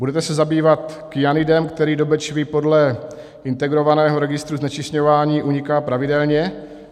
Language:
Czech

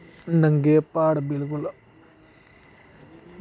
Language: Dogri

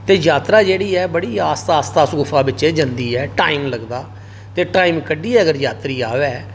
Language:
Dogri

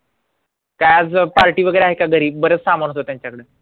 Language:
Marathi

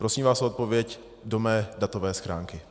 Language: Czech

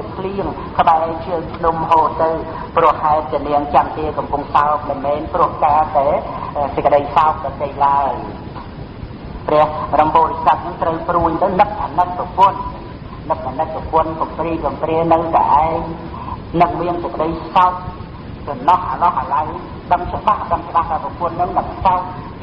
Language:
Khmer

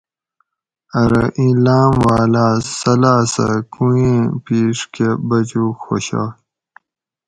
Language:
Gawri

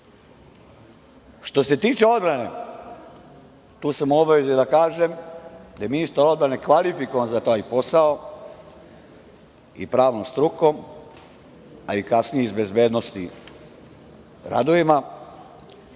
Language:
Serbian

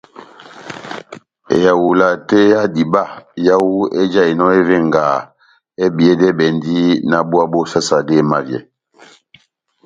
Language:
Batanga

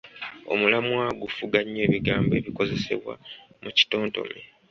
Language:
Ganda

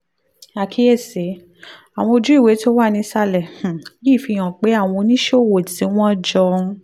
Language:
Yoruba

